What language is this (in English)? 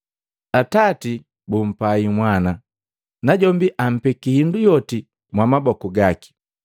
Matengo